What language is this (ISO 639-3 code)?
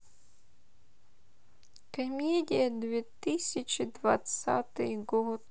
rus